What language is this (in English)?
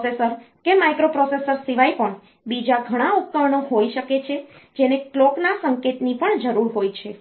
Gujarati